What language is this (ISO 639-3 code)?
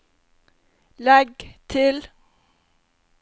nor